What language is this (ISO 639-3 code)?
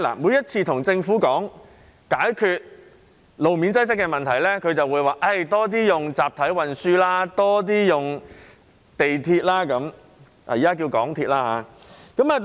yue